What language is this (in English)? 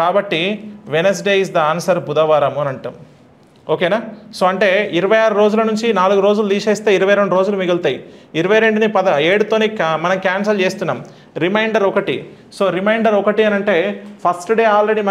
Telugu